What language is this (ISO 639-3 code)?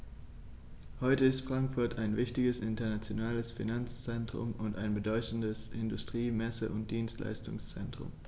deu